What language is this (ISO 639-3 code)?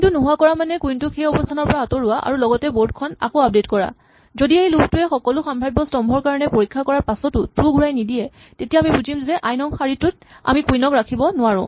asm